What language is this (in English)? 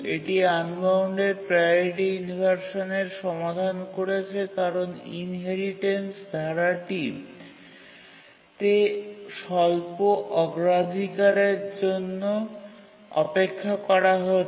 Bangla